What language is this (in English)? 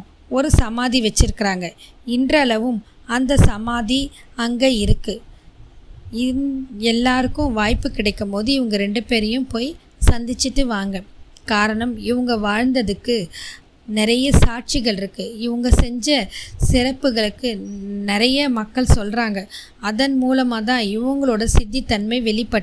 Tamil